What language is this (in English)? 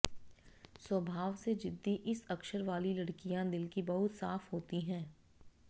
Hindi